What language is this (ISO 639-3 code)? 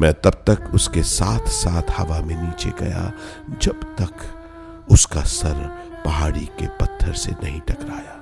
hin